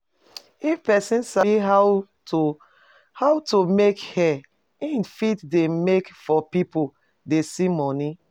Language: Nigerian Pidgin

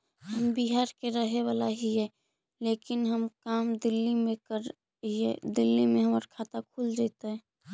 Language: Magahi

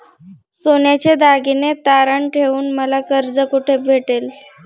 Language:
Marathi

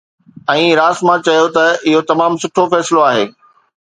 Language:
Sindhi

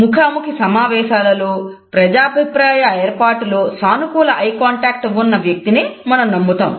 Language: Telugu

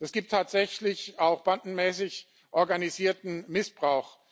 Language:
German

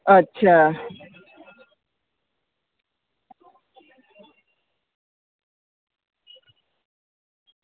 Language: Gujarati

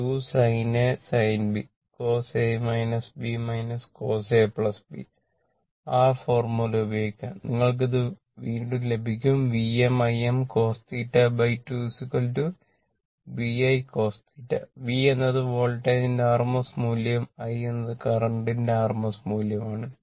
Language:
Malayalam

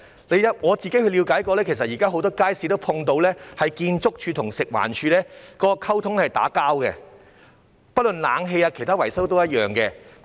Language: Cantonese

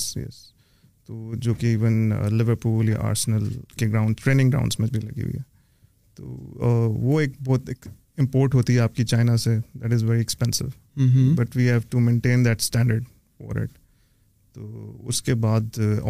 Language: Urdu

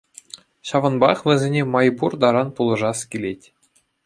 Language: Chuvash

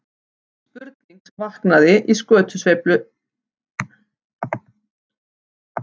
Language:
Icelandic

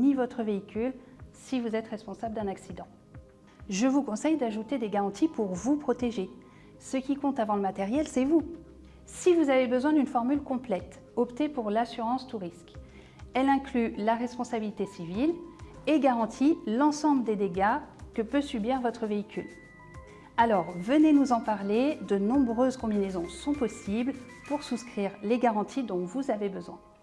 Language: French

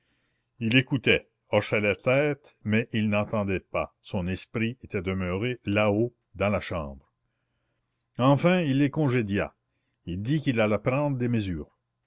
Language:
French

